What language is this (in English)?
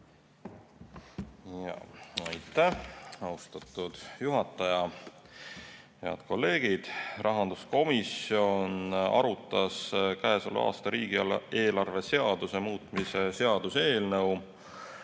Estonian